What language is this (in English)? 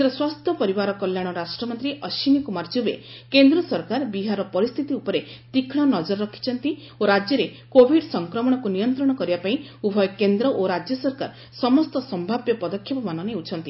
Odia